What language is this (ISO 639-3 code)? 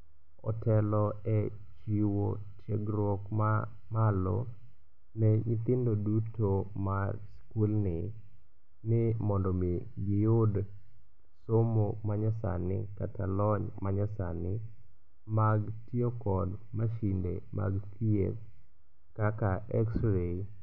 luo